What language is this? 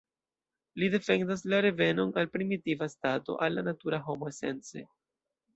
Esperanto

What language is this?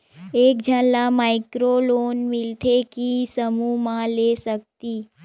Chhattisgarhi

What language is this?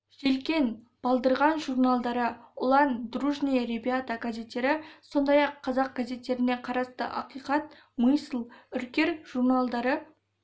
Kazakh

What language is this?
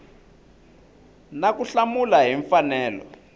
Tsonga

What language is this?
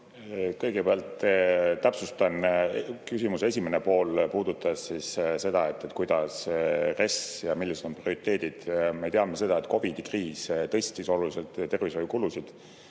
Estonian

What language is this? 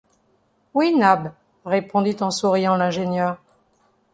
French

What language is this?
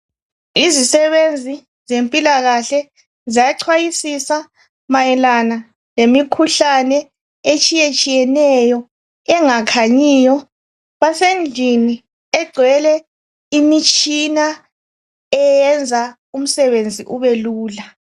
North Ndebele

